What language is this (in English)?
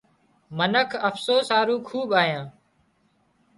Wadiyara Koli